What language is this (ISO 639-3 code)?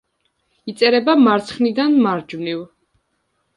kat